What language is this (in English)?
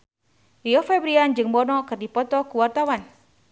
Sundanese